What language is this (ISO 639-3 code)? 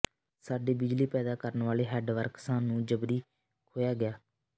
pan